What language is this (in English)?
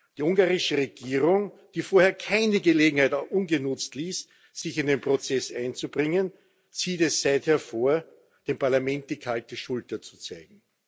German